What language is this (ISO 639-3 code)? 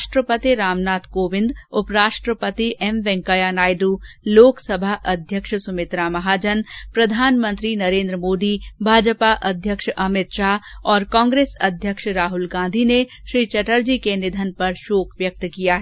hin